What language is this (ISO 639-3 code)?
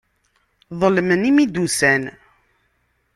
kab